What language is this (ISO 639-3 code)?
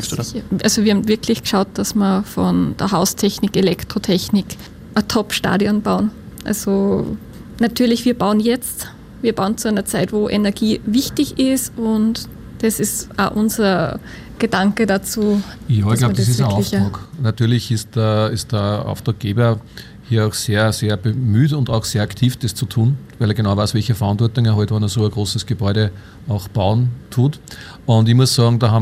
deu